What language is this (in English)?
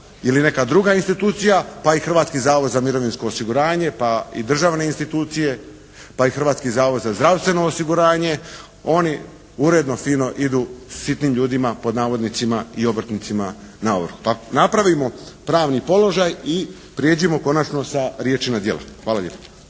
Croatian